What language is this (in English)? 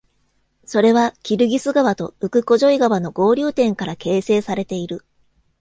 Japanese